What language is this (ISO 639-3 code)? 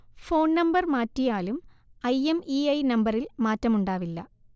mal